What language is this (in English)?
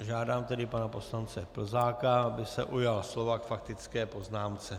Czech